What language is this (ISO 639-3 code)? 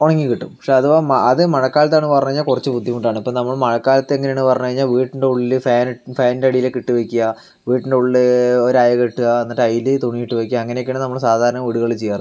mal